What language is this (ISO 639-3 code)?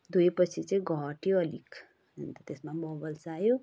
nep